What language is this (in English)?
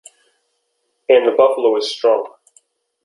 English